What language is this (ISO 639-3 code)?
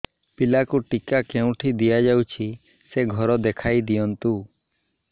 ori